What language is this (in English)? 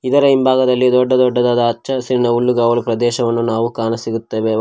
Kannada